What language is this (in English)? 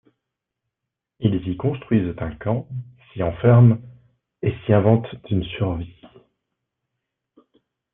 French